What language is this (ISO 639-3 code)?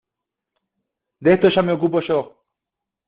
spa